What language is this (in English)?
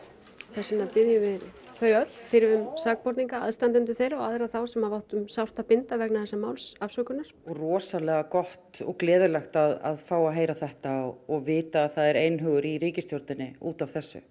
Icelandic